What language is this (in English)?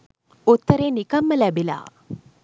Sinhala